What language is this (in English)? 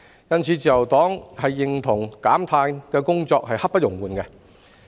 Cantonese